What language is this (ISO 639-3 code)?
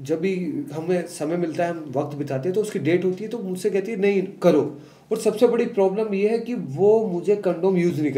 hin